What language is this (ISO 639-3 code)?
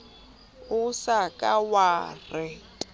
sot